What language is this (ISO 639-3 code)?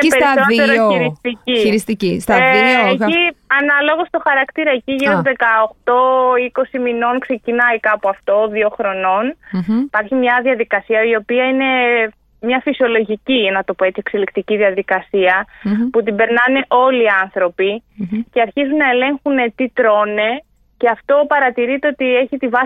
ell